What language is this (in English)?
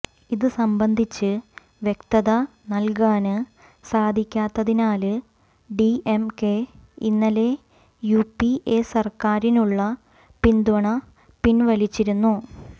Malayalam